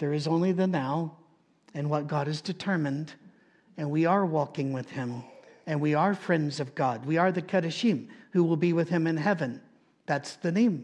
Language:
English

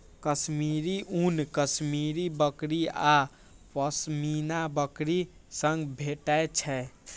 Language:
Maithili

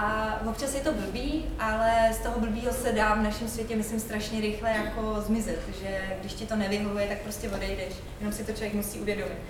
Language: Czech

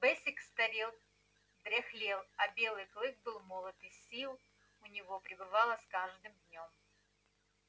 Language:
Russian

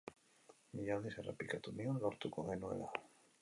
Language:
Basque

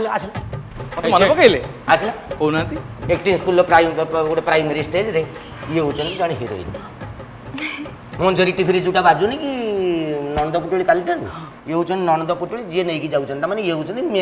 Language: Indonesian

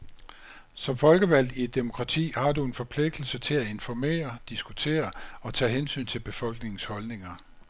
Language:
Danish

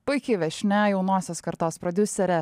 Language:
Lithuanian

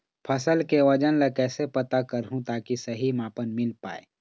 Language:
Chhattisgarhi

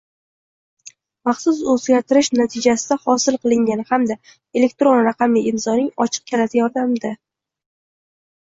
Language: Uzbek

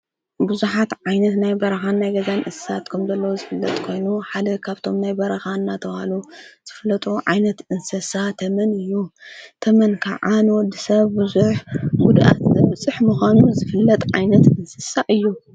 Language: Tigrinya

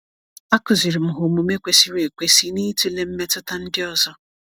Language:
Igbo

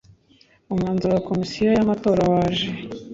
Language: Kinyarwanda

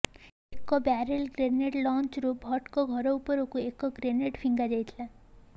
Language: Odia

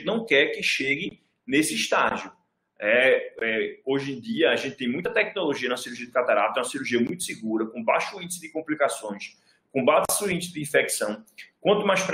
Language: Portuguese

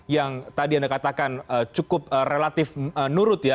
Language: Indonesian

